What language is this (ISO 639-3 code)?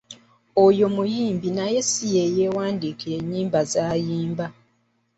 lug